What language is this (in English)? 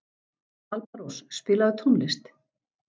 Icelandic